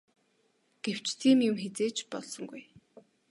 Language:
Mongolian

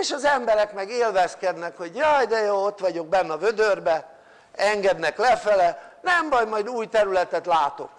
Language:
Hungarian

